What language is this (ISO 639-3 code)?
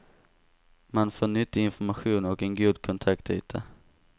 swe